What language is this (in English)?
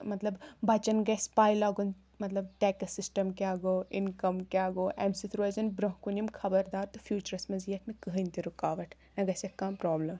Kashmiri